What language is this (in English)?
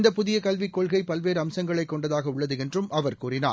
Tamil